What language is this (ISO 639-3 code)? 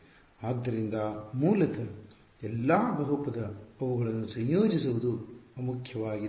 kan